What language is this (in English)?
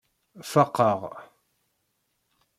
Kabyle